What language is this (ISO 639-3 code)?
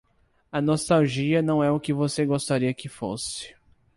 por